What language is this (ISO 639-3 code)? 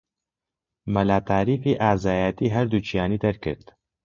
ckb